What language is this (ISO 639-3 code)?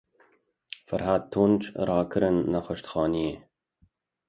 kur